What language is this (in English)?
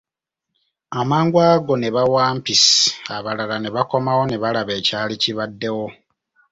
Ganda